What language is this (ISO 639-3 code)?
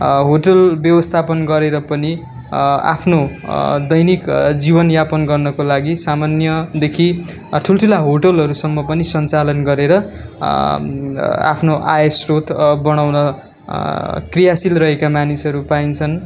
nep